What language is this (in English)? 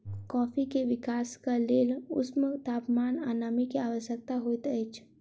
Maithili